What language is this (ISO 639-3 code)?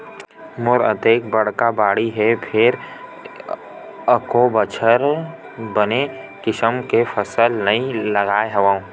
hne